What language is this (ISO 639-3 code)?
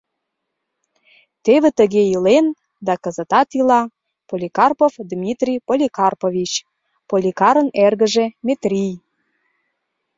chm